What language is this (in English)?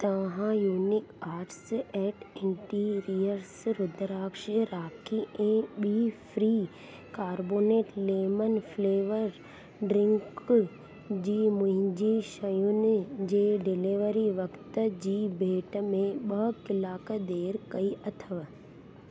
Sindhi